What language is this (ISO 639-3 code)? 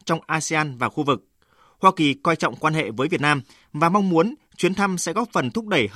vie